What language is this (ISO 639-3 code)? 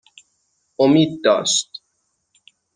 fas